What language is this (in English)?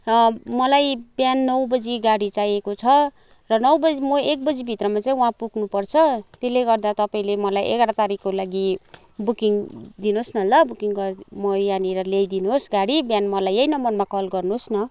Nepali